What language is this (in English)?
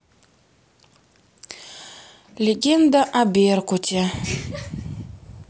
Russian